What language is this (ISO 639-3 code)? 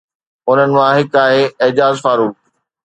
snd